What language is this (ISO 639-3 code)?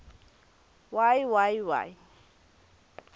ssw